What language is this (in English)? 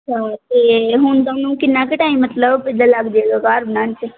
Punjabi